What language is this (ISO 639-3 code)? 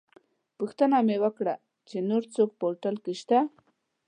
pus